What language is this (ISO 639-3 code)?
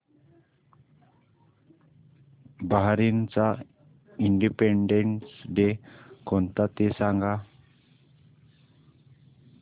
mar